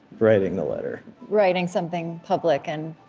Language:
English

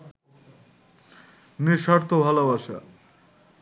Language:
Bangla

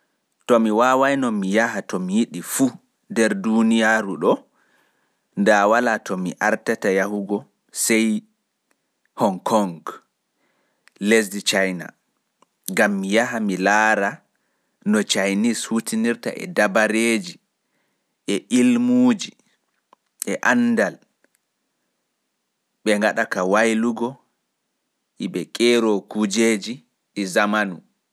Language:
Fula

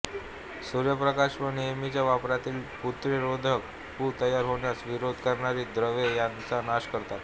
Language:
Marathi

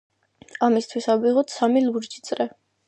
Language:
Georgian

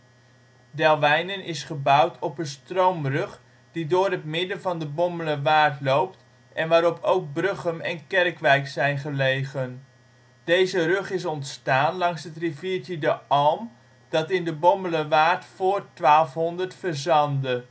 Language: Dutch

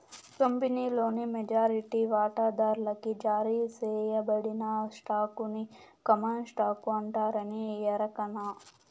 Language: Telugu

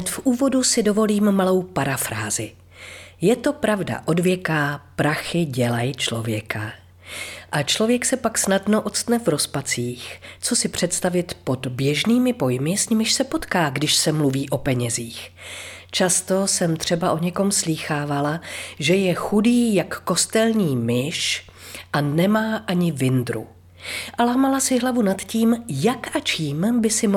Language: Czech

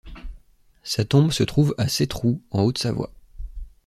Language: French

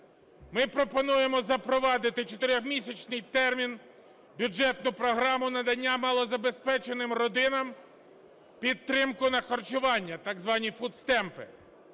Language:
Ukrainian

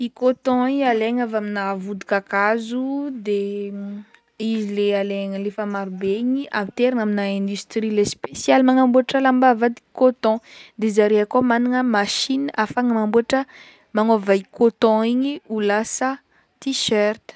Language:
Northern Betsimisaraka Malagasy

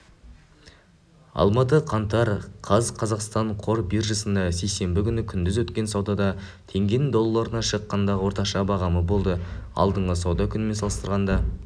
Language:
Kazakh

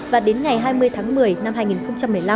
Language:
Vietnamese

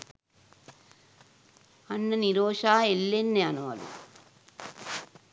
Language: Sinhala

